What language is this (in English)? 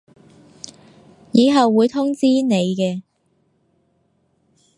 Cantonese